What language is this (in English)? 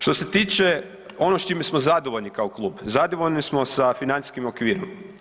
Croatian